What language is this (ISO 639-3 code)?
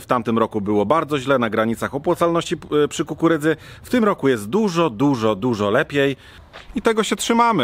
pol